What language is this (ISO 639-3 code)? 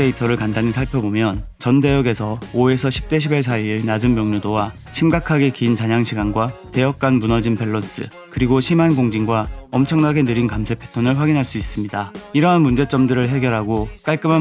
kor